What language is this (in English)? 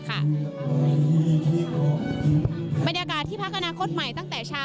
Thai